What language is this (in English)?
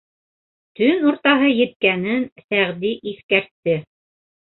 Bashkir